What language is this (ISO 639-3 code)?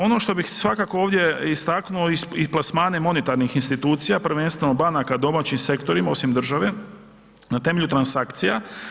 hrv